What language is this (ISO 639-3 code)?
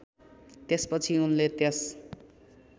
nep